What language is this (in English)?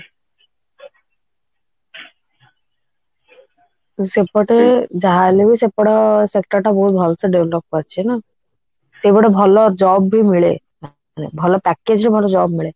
Odia